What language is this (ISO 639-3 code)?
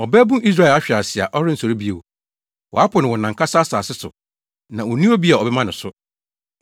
aka